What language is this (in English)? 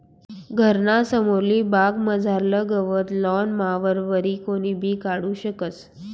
Marathi